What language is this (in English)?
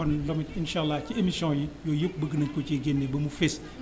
Wolof